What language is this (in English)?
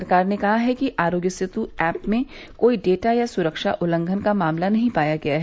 Hindi